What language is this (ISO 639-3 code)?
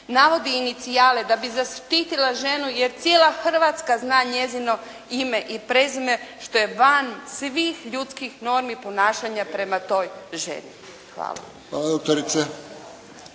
hrv